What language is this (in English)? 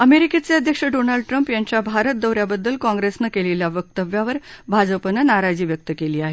Marathi